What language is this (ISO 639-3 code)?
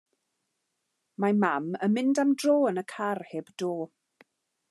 cym